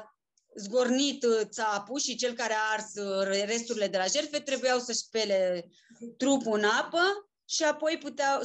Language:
Romanian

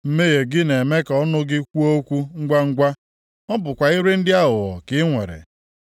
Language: Igbo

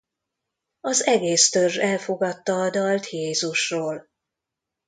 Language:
Hungarian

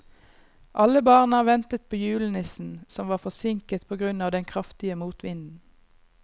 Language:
Norwegian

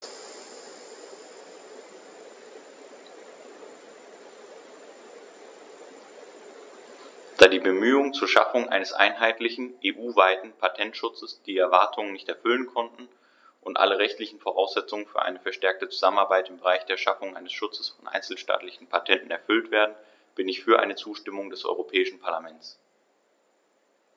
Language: German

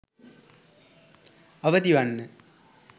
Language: Sinhala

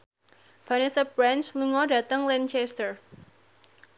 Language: Javanese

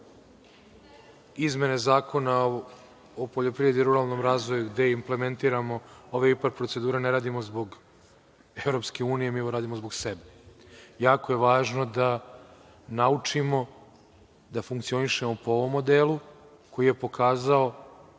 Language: Serbian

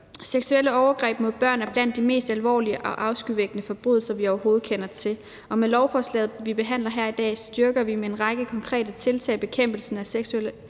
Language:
Danish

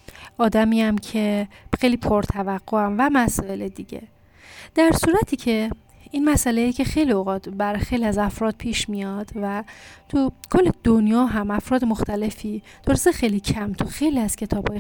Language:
Persian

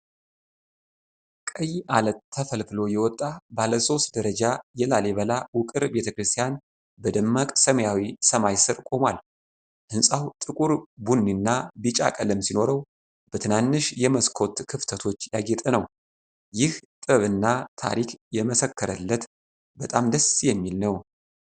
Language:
Amharic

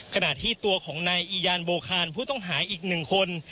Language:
Thai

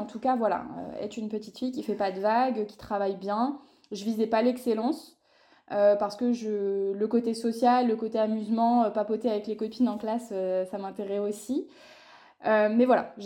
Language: French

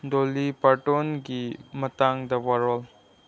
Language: Manipuri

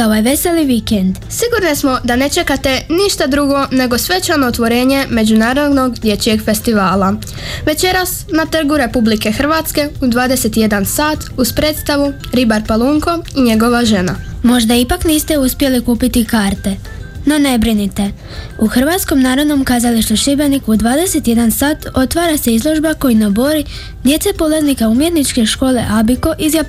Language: Croatian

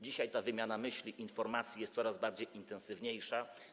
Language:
Polish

